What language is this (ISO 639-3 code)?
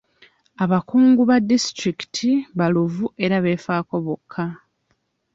lug